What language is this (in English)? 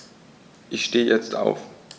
German